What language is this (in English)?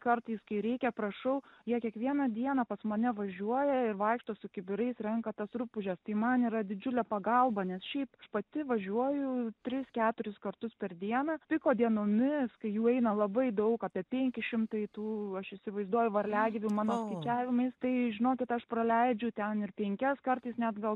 Lithuanian